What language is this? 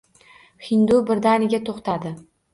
Uzbek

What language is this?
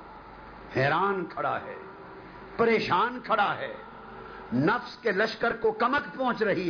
Urdu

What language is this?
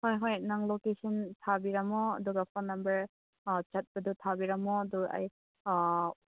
Manipuri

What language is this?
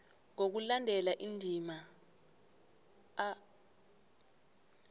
South Ndebele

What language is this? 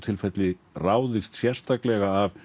Icelandic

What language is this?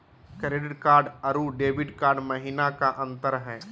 Magahi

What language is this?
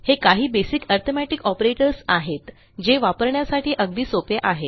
Marathi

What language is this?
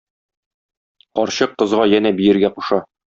Tatar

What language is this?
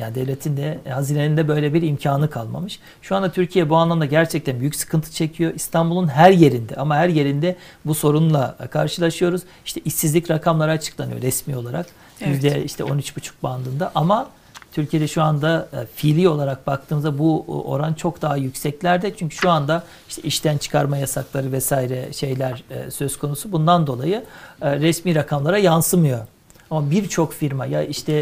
Turkish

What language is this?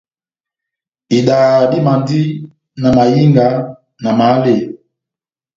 Batanga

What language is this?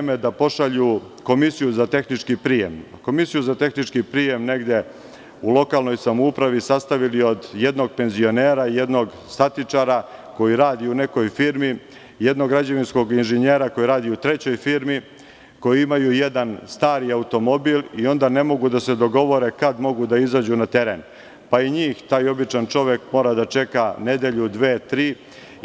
Serbian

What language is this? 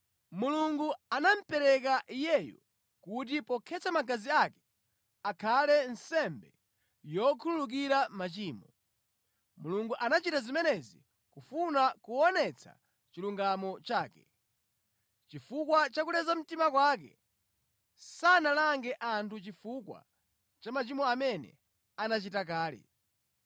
Nyanja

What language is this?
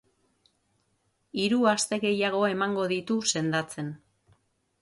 Basque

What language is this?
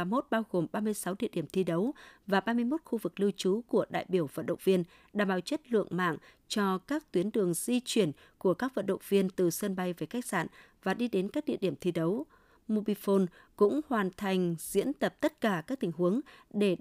Vietnamese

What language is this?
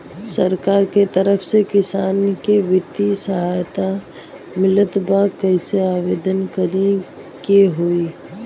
Bhojpuri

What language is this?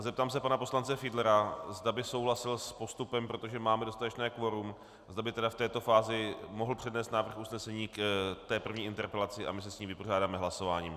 Czech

